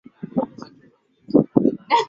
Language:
Swahili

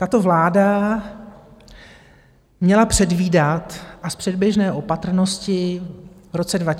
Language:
Czech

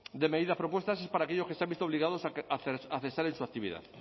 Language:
Spanish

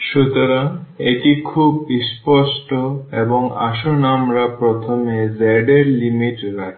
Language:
Bangla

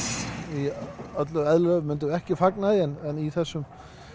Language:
Icelandic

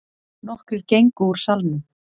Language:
Icelandic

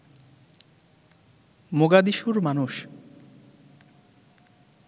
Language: Bangla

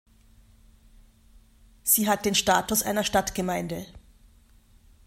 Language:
German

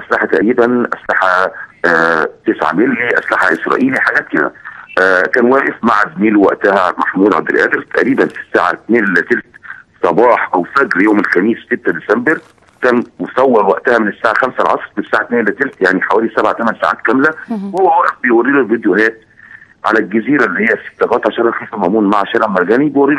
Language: Arabic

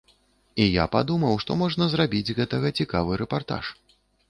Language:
Belarusian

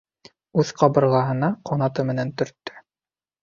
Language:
Bashkir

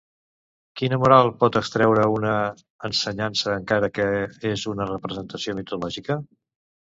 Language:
Catalan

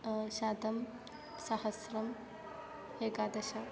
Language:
Sanskrit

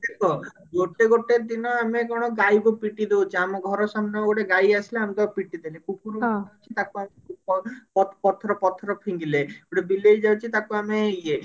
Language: Odia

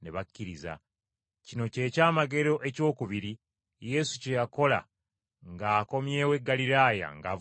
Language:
Ganda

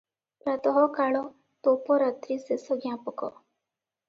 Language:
Odia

